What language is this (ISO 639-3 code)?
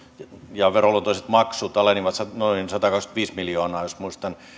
fin